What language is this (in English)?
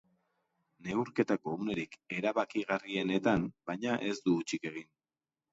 Basque